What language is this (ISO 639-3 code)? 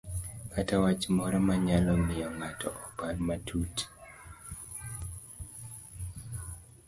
luo